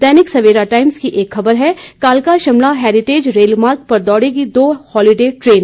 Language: Hindi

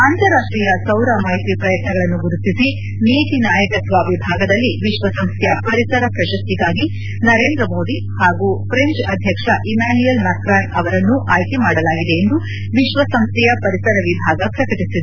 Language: Kannada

